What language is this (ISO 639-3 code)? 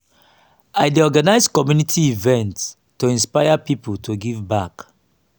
pcm